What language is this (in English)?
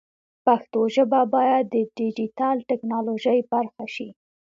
Pashto